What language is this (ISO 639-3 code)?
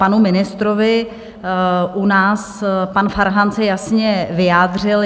ces